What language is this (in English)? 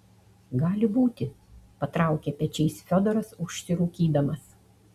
Lithuanian